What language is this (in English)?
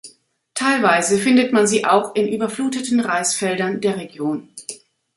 German